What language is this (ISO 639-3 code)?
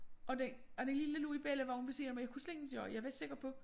dan